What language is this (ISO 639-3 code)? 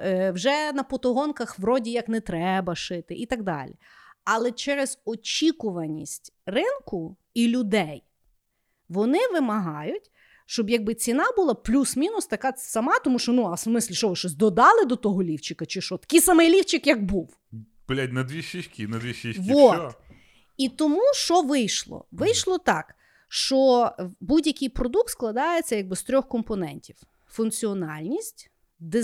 ukr